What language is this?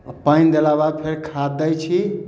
Maithili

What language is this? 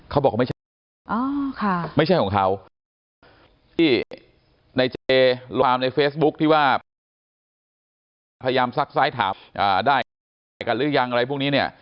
Thai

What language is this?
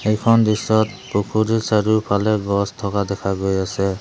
Assamese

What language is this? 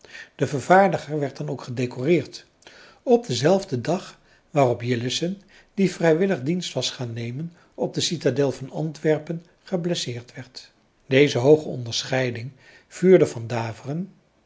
Dutch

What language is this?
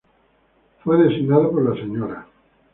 Spanish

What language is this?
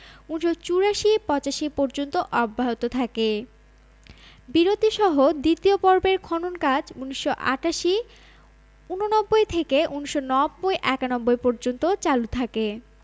Bangla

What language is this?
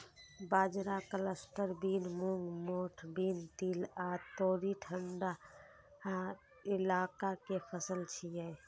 Maithili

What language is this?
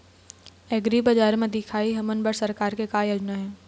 Chhattisgarhi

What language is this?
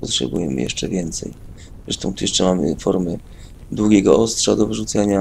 Polish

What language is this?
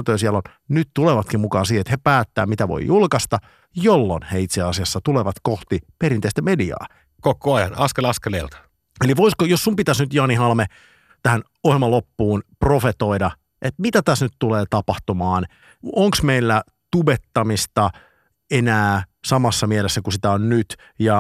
Finnish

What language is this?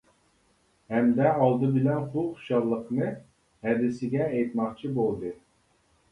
Uyghur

